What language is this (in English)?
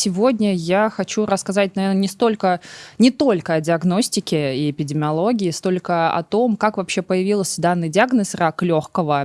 Russian